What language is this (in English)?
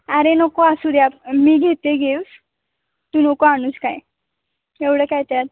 Marathi